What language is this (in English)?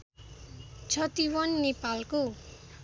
Nepali